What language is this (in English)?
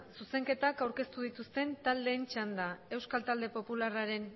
Basque